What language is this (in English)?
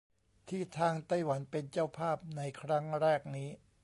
Thai